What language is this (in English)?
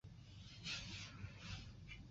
Chinese